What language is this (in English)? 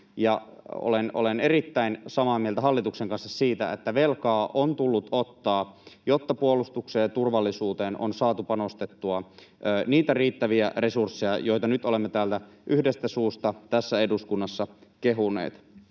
Finnish